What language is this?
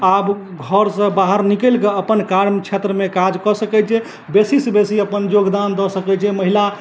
Maithili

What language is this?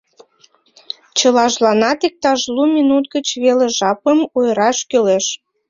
Mari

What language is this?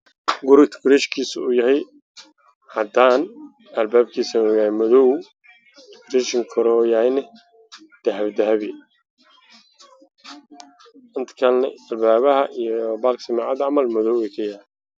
Somali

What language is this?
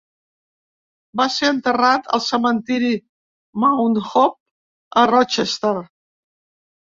Catalan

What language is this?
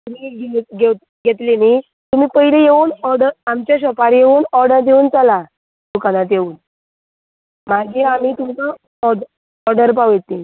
Konkani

